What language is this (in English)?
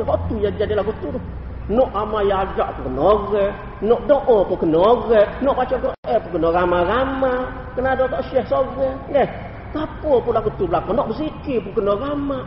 Malay